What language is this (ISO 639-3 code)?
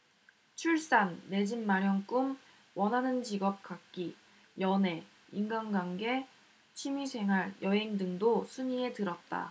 kor